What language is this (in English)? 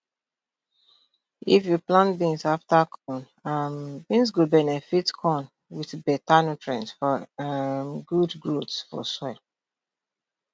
Nigerian Pidgin